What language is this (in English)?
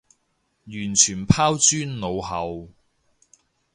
Cantonese